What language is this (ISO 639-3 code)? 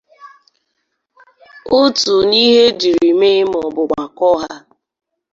ibo